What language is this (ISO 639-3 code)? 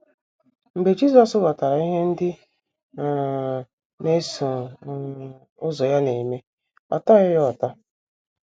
ibo